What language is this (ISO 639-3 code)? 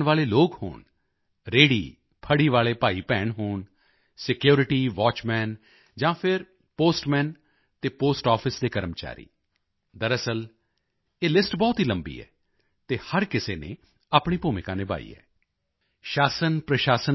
pan